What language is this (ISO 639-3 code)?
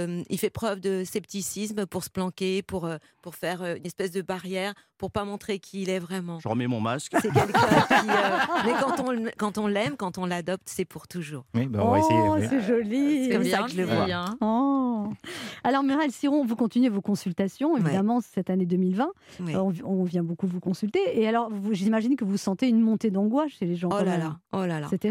fra